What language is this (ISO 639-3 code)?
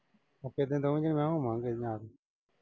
pan